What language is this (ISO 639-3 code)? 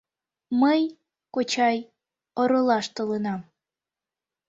chm